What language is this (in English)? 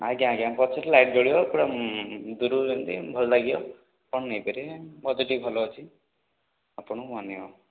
Odia